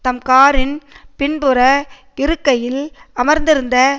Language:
Tamil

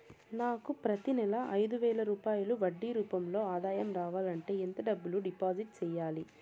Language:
Telugu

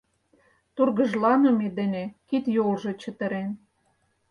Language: Mari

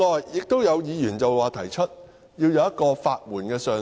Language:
Cantonese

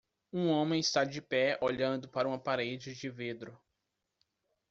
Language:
Portuguese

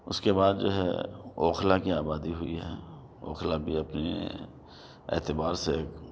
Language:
Urdu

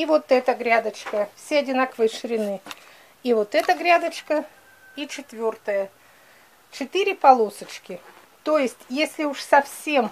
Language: Russian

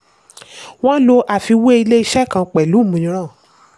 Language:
Yoruba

